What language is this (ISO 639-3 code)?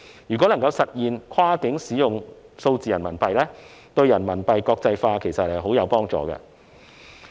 yue